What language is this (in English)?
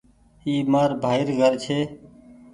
Goaria